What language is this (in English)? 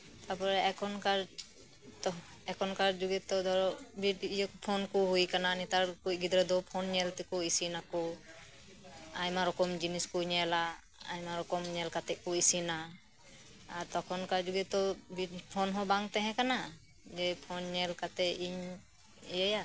Santali